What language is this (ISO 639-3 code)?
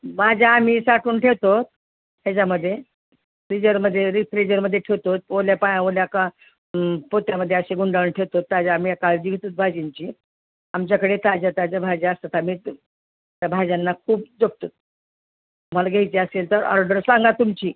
mar